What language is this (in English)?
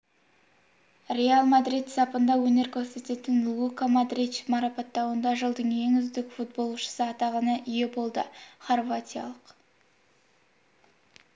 Kazakh